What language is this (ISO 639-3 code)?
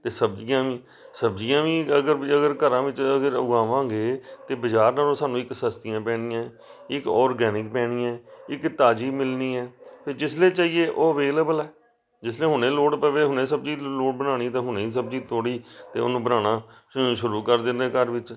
pan